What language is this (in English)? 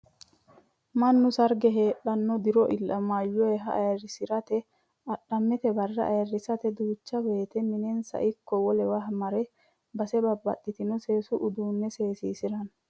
Sidamo